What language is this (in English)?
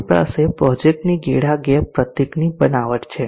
Gujarati